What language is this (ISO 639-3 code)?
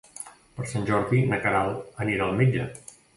cat